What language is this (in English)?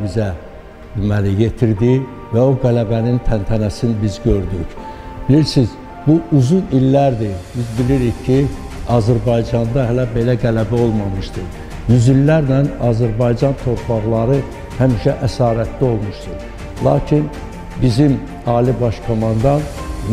Turkish